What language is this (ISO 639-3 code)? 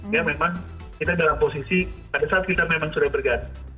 ind